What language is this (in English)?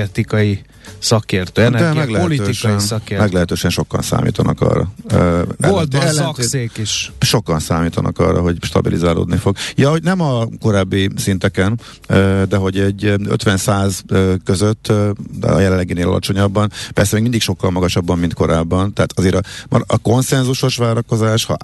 Hungarian